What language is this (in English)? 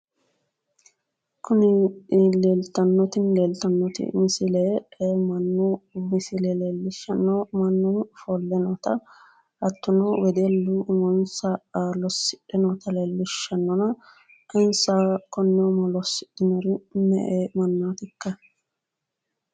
Sidamo